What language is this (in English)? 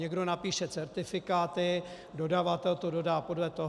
Czech